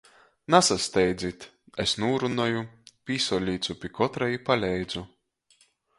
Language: Latgalian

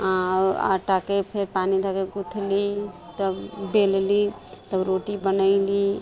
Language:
Maithili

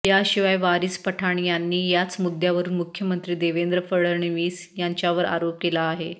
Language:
Marathi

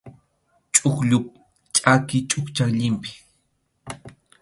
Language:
Arequipa-La Unión Quechua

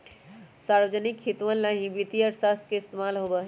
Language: Magahi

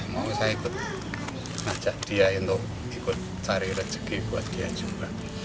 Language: Indonesian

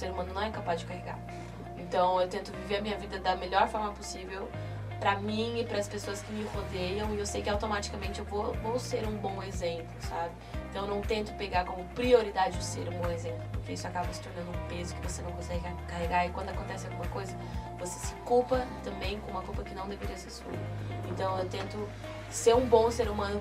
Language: Portuguese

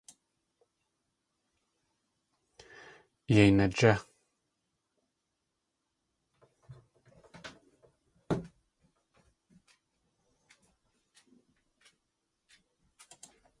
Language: Tlingit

